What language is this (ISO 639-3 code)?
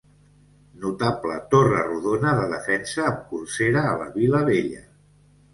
cat